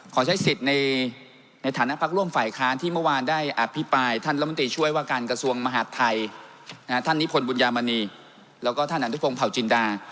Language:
Thai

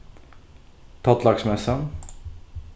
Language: Faroese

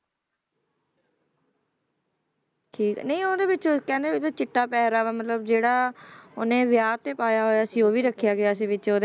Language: Punjabi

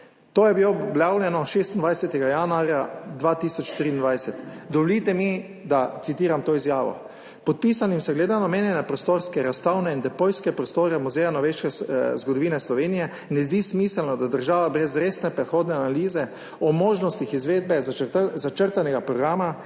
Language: Slovenian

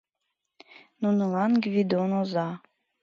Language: Mari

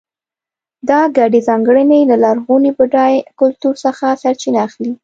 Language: Pashto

